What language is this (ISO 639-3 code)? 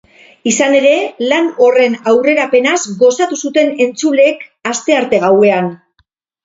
eus